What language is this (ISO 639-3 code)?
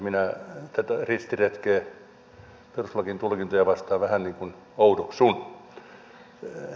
fin